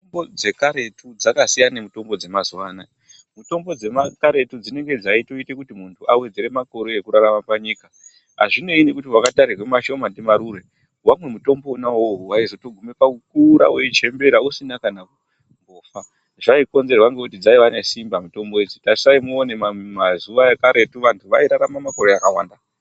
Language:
Ndau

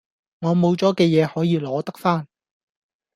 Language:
Cantonese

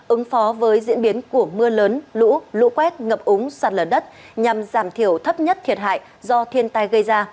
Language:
Vietnamese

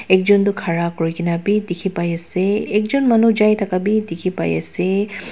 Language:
Naga Pidgin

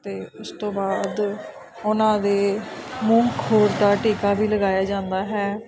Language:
Punjabi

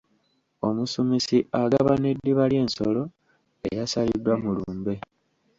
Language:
Ganda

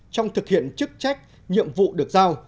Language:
Vietnamese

